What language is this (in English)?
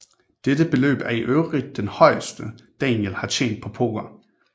Danish